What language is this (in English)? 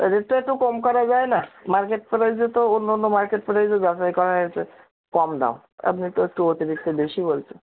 Bangla